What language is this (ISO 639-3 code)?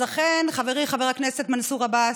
heb